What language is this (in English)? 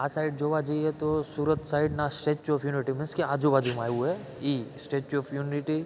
Gujarati